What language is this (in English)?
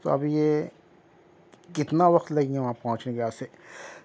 Urdu